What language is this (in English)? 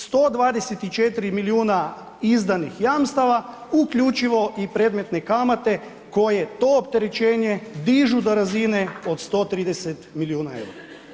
Croatian